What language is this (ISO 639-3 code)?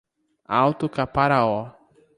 por